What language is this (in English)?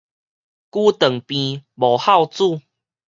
Min Nan Chinese